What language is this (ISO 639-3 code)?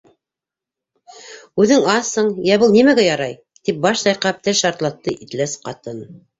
bak